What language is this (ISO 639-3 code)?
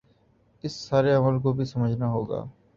urd